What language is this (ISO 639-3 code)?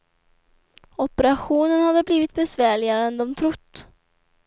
swe